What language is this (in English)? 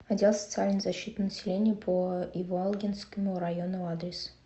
Russian